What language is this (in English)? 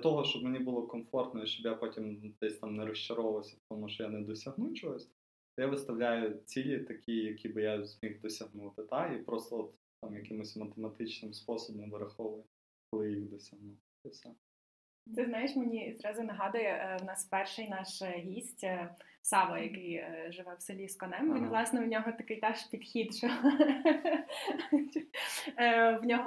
Ukrainian